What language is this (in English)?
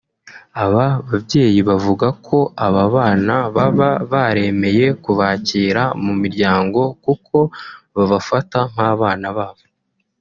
Kinyarwanda